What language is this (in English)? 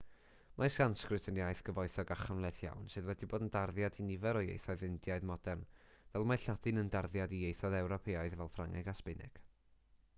Welsh